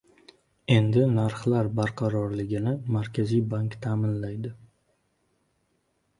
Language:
Uzbek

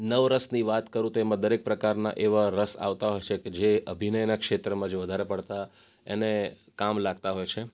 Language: Gujarati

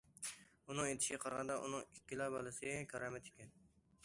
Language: Uyghur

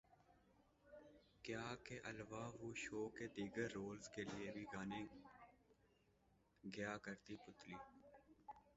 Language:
Urdu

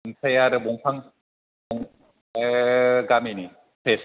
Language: Bodo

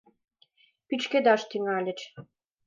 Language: Mari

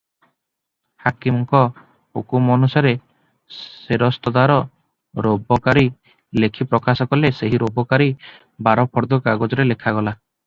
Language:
Odia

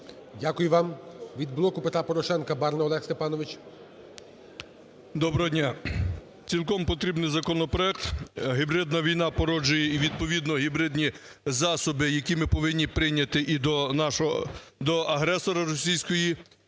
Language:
Ukrainian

